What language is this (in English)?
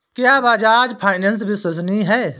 Hindi